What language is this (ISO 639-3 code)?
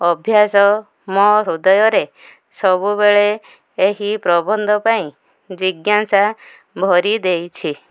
ori